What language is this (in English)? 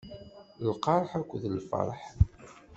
Kabyle